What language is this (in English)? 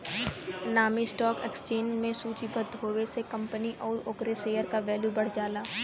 Bhojpuri